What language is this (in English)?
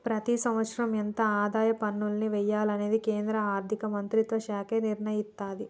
Telugu